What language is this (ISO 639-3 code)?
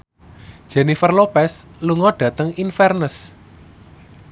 jav